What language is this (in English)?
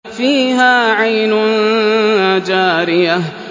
Arabic